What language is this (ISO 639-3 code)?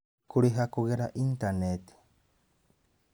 kik